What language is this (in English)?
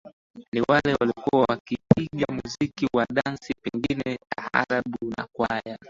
Swahili